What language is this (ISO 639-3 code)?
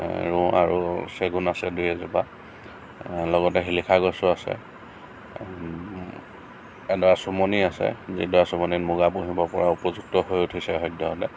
asm